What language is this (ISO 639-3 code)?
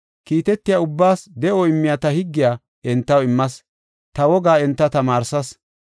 gof